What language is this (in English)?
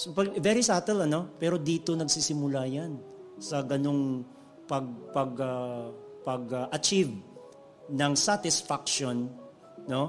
Filipino